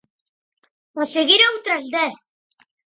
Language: Galician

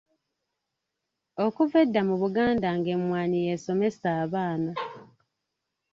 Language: Ganda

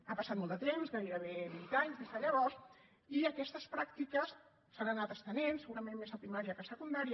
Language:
Catalan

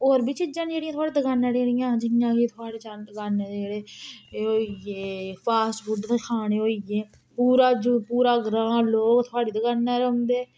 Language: Dogri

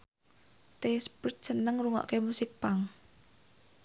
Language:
Javanese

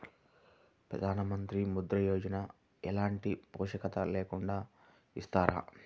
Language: Telugu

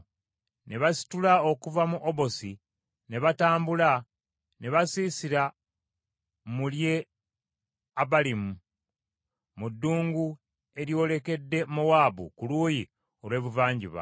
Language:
Ganda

